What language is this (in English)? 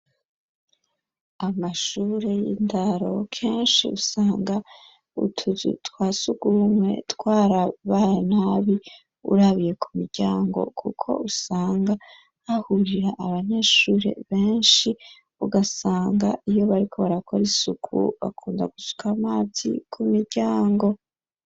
Rundi